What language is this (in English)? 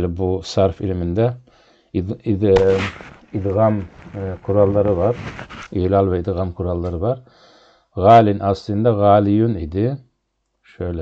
Turkish